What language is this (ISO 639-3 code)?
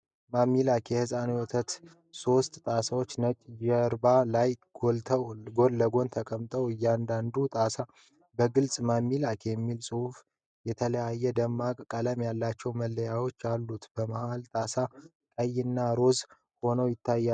amh